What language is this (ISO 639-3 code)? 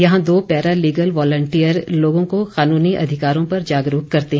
hin